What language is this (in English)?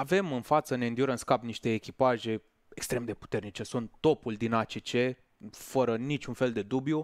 Romanian